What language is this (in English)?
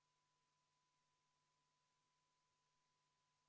Estonian